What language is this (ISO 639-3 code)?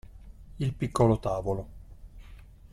ita